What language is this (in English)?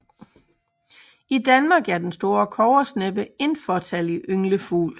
Danish